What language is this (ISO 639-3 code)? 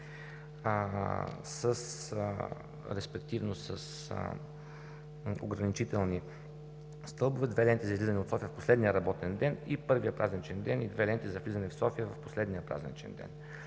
bul